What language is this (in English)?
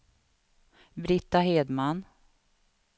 Swedish